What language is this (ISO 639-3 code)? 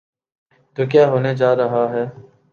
urd